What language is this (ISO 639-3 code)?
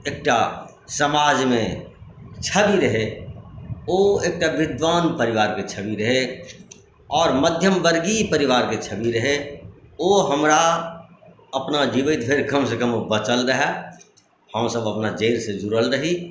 mai